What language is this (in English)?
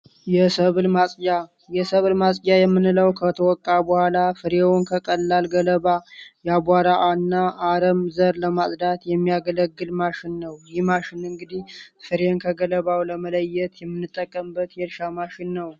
Amharic